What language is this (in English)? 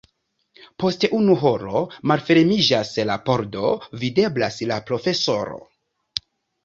Esperanto